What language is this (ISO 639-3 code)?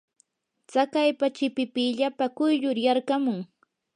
qur